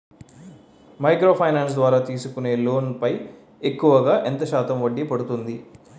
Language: Telugu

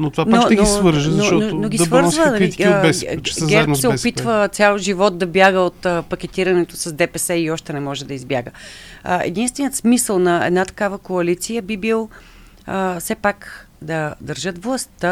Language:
Bulgarian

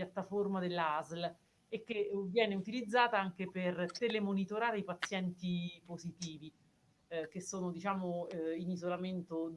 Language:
Italian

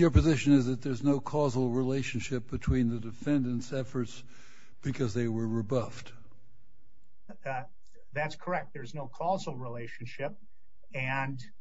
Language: English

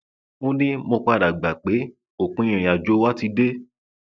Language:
Yoruba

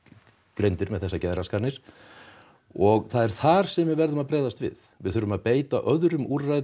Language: Icelandic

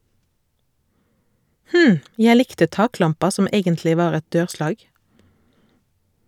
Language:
Norwegian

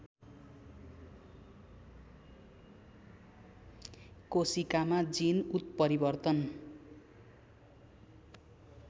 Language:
Nepali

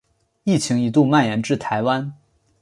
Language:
Chinese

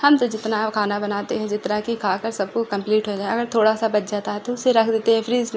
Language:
Urdu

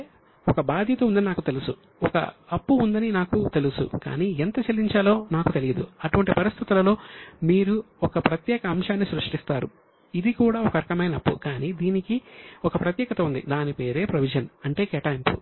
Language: Telugu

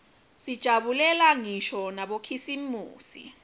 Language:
Swati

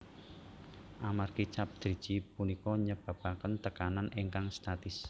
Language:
Javanese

